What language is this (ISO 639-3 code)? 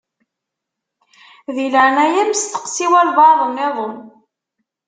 kab